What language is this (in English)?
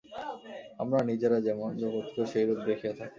Bangla